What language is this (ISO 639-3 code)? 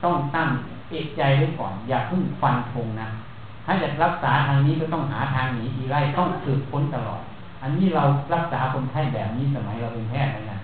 tha